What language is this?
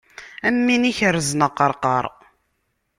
Kabyle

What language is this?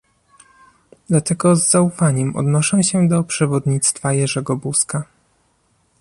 Polish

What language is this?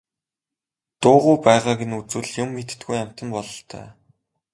Mongolian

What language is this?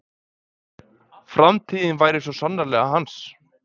Icelandic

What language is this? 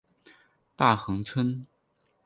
Chinese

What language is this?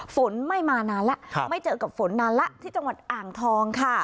Thai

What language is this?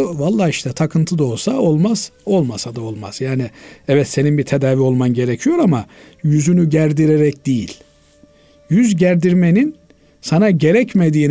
Turkish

